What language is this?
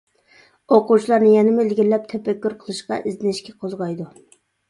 Uyghur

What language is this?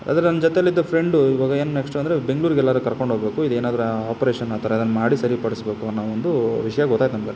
Kannada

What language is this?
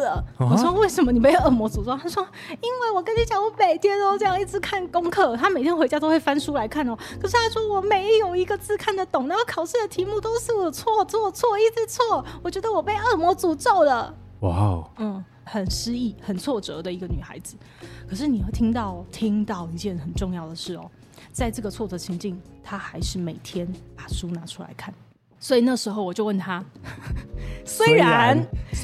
Chinese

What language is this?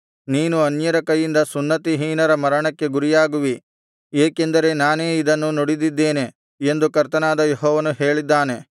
Kannada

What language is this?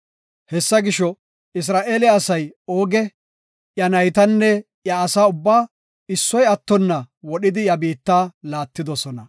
Gofa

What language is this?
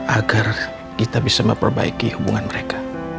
Indonesian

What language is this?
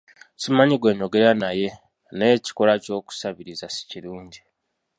Ganda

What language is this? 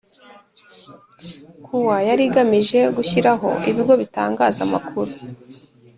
Kinyarwanda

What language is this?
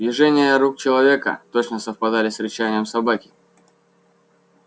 Russian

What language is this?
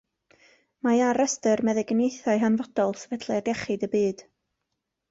Welsh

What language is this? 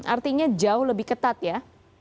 Indonesian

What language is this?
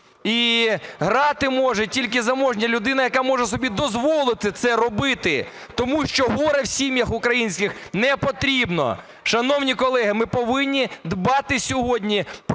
Ukrainian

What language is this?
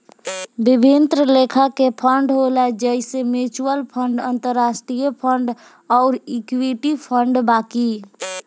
Bhojpuri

